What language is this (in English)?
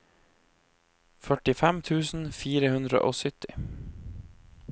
Norwegian